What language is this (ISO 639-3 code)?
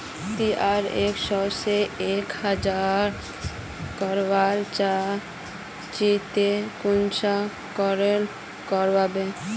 mag